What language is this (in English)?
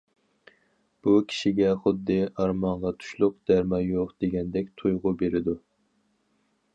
Uyghur